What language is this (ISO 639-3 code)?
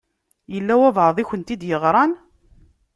kab